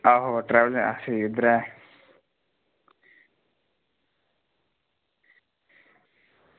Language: Dogri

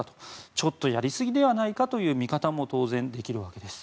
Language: Japanese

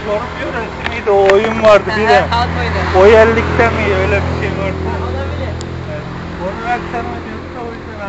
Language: Turkish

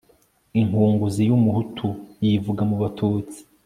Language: Kinyarwanda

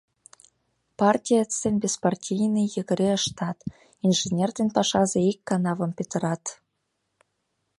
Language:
Mari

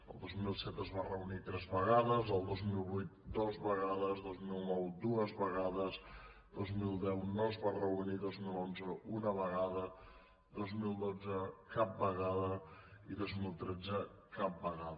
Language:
Catalan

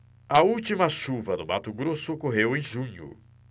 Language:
Portuguese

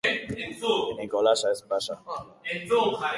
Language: Basque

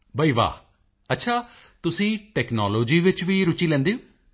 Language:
Punjabi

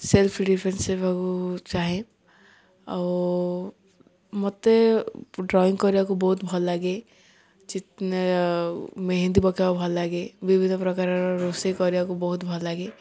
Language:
Odia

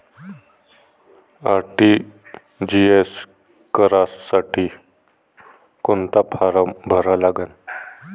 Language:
Marathi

